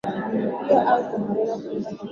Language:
Swahili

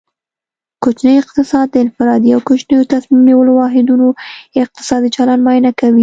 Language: Pashto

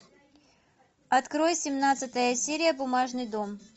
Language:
Russian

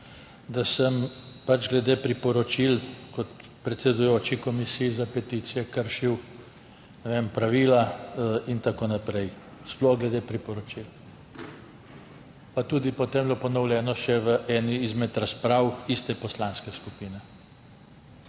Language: Slovenian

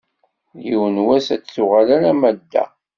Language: Kabyle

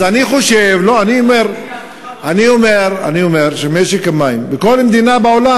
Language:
Hebrew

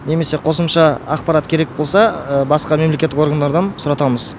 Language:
Kazakh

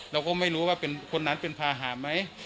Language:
Thai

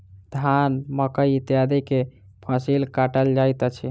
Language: Maithili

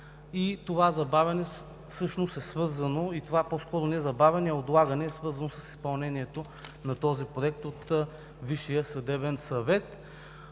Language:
Bulgarian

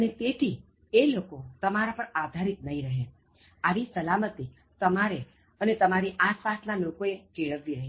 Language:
Gujarati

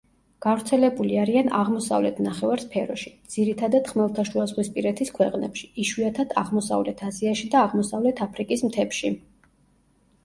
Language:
Georgian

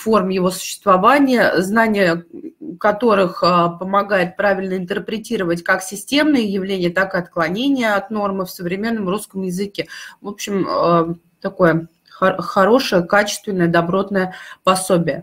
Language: Russian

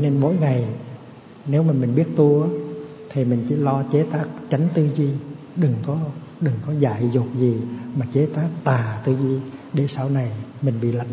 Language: Vietnamese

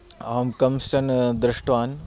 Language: Sanskrit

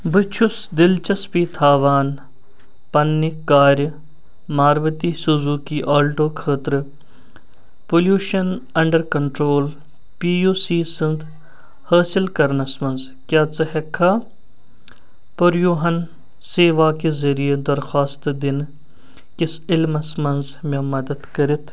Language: Kashmiri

